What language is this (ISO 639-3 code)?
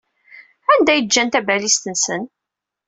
kab